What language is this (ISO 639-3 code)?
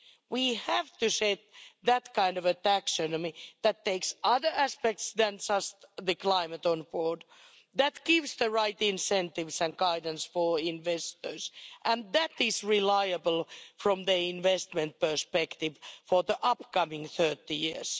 eng